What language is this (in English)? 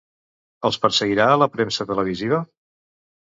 Catalan